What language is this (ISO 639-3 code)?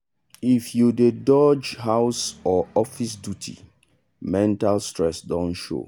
pcm